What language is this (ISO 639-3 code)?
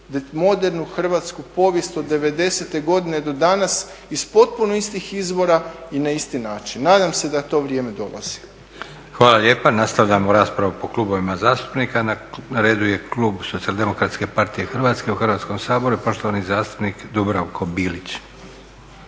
hrv